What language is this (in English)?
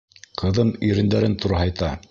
Bashkir